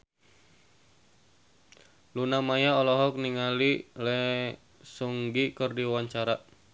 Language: Sundanese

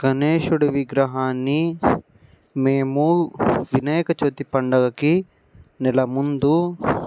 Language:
Telugu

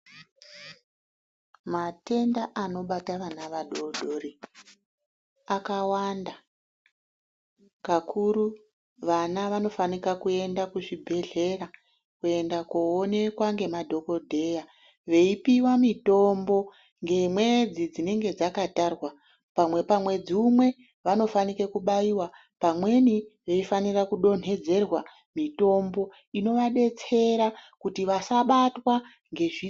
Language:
Ndau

